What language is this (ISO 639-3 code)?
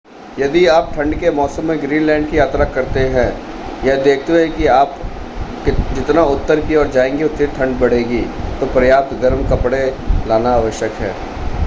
hin